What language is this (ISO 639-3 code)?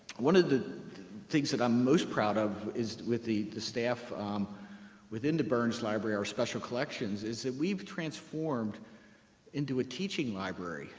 eng